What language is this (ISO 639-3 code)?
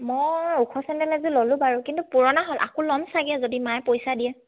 asm